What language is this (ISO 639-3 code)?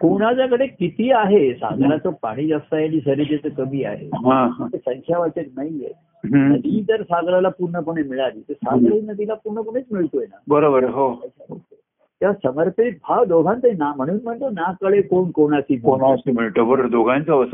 mar